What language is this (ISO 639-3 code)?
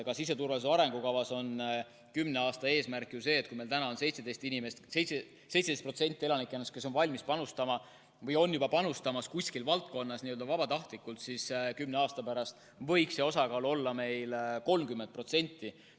est